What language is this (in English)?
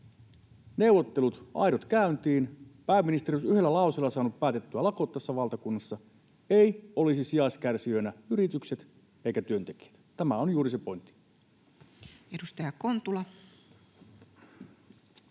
Finnish